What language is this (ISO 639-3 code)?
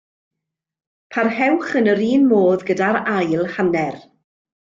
cym